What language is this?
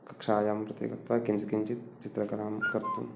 Sanskrit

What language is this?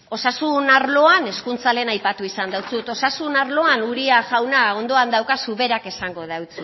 Basque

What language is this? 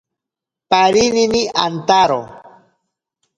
Ashéninka Perené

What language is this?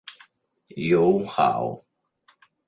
Italian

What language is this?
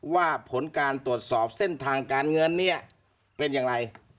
Thai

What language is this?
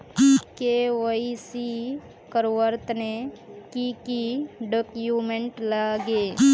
Magahi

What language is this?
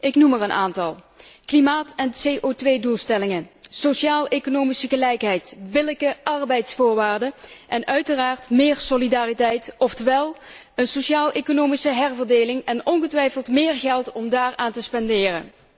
Dutch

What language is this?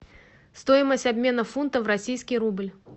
Russian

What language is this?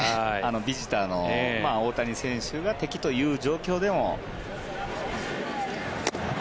Japanese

